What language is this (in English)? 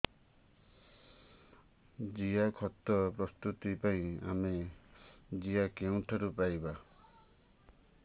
Odia